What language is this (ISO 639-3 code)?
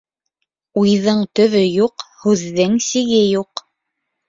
bak